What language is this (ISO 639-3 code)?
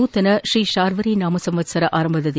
kan